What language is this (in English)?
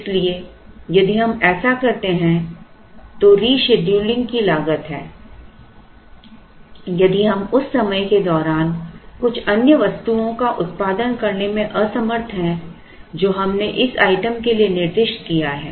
Hindi